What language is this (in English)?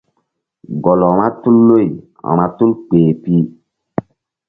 Mbum